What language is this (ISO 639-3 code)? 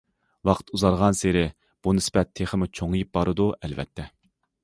uig